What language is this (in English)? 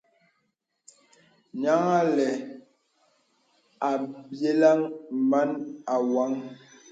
Bebele